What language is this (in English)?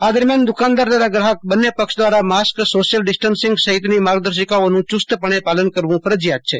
Gujarati